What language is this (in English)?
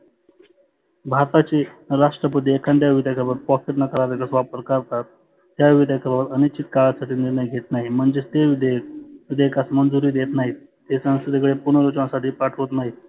Marathi